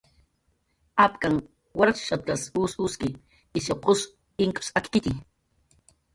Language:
Jaqaru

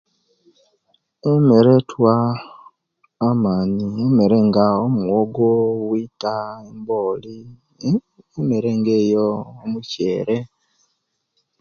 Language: Kenyi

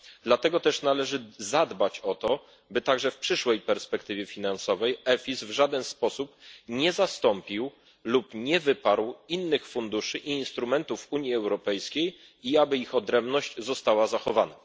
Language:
Polish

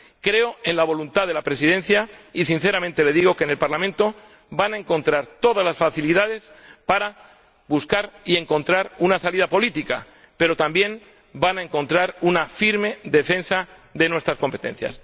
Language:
Spanish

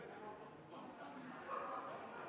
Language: Norwegian Bokmål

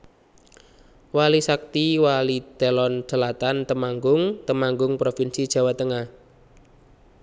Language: Javanese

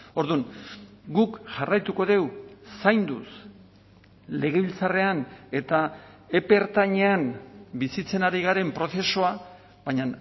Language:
Basque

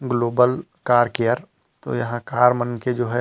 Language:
Chhattisgarhi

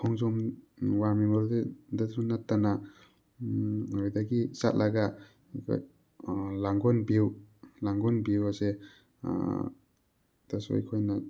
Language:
Manipuri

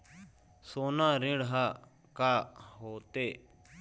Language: Chhattisgarhi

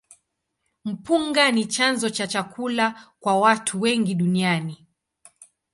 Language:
Swahili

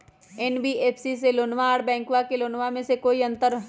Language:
Magahi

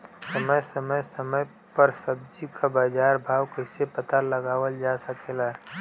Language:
Bhojpuri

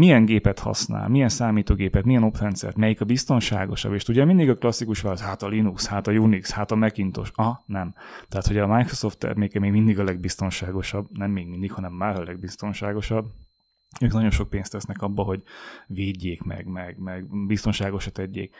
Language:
Hungarian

